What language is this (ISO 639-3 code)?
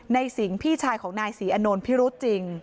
tha